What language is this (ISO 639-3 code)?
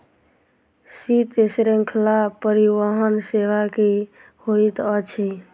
mai